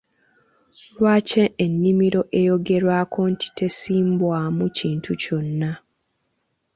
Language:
Ganda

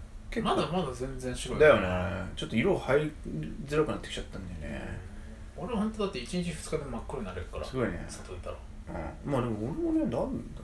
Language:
Japanese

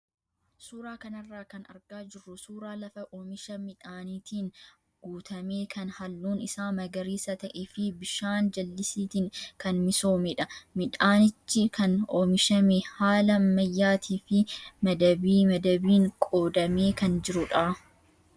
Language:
Oromo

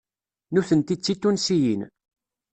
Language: Kabyle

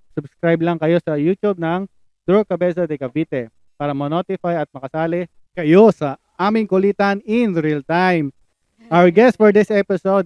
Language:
Filipino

